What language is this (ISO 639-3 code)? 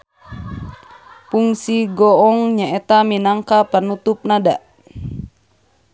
sun